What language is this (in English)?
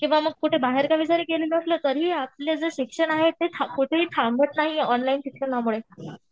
Marathi